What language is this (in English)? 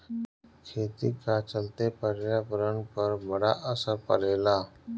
Bhojpuri